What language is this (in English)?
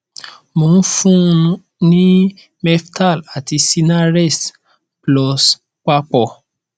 Yoruba